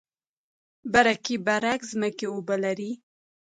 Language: Pashto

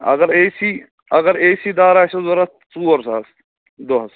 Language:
Kashmiri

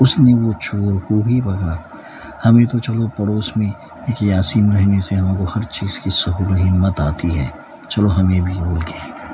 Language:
Urdu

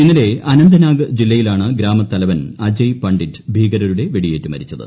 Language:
Malayalam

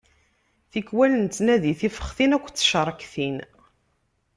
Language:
Kabyle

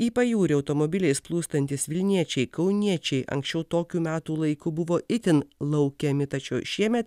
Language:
Lithuanian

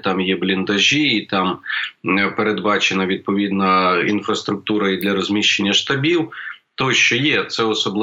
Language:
Ukrainian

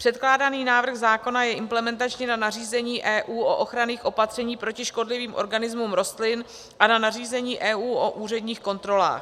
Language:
Czech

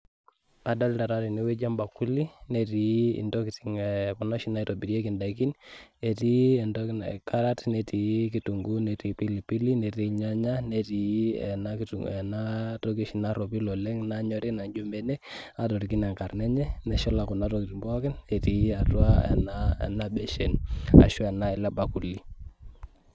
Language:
Masai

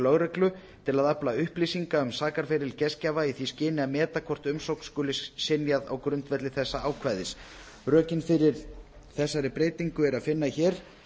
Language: Icelandic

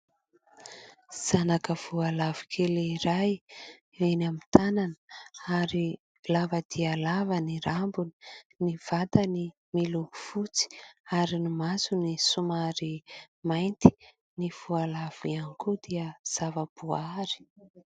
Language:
Malagasy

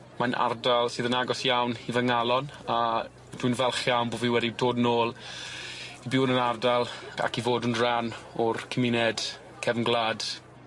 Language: Welsh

